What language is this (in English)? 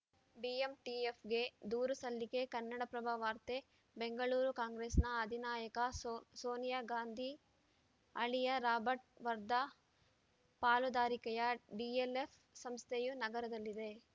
Kannada